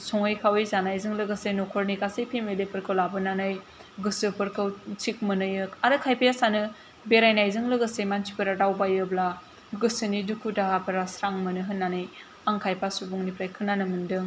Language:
Bodo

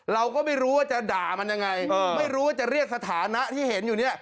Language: Thai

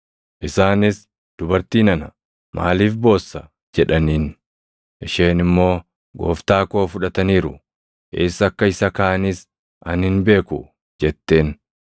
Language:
Oromo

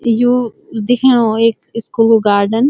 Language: Garhwali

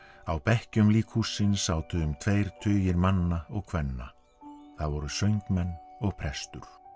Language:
Icelandic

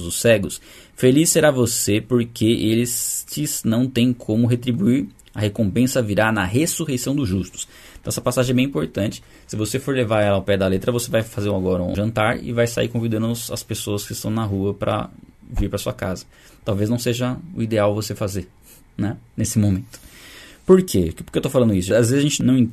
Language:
Portuguese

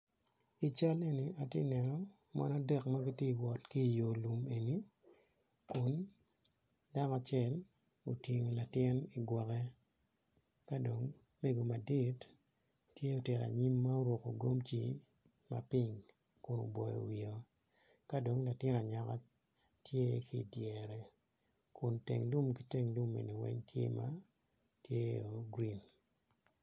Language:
Acoli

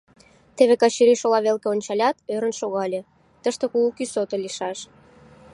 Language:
Mari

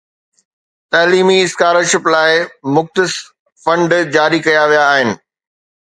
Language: Sindhi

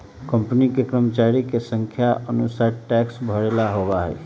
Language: Magahi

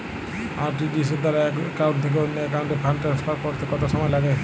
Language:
Bangla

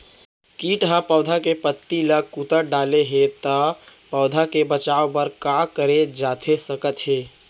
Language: Chhattisgarhi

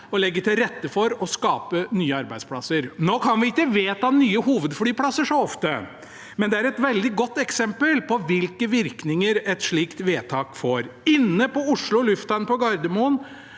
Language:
Norwegian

